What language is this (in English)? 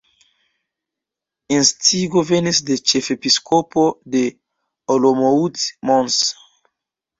Esperanto